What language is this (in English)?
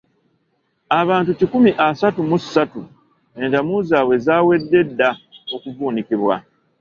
Ganda